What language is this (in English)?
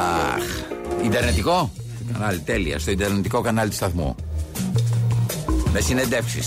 Greek